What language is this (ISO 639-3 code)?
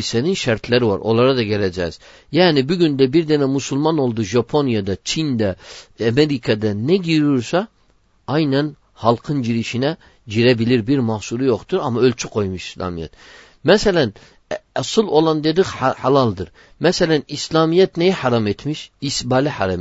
tur